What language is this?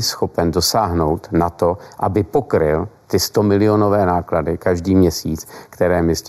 Czech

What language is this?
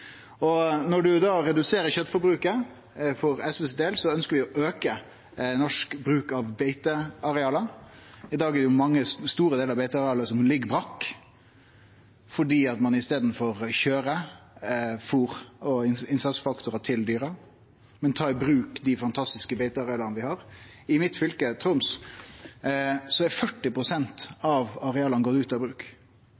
Norwegian Nynorsk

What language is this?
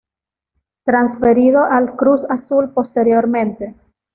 Spanish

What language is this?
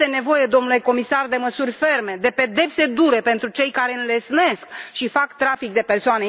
Romanian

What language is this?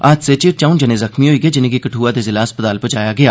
Dogri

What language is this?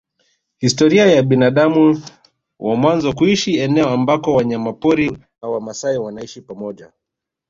Swahili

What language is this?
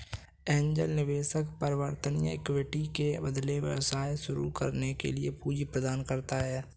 Hindi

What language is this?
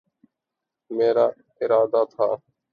Urdu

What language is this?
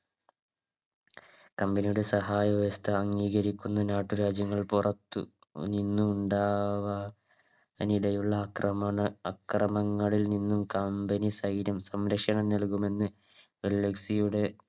Malayalam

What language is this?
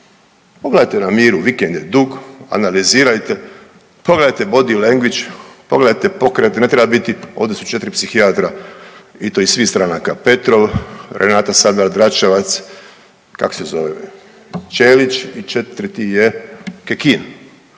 Croatian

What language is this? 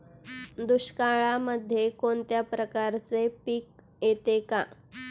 Marathi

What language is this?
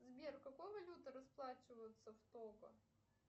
Russian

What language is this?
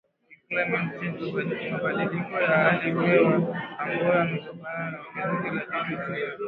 Swahili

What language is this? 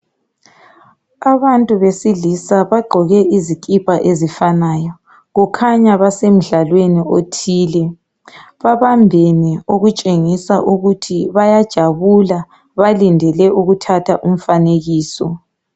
North Ndebele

